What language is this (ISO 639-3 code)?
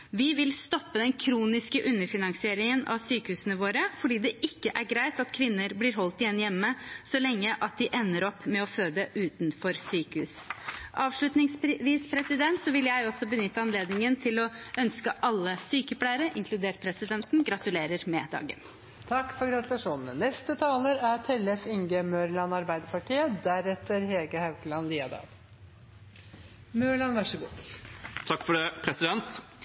nor